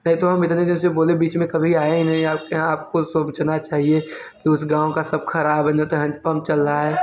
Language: Hindi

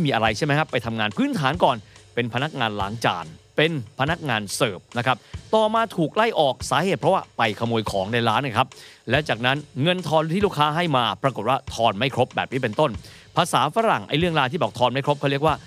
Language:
Thai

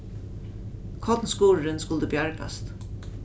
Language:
Faroese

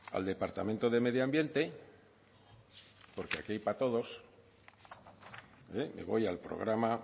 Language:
Spanish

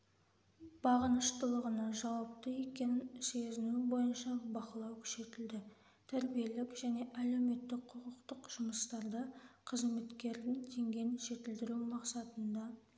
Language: Kazakh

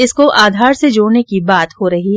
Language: Hindi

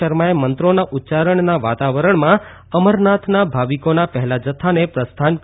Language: Gujarati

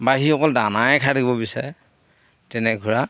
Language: Assamese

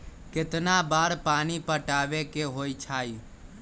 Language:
Magahi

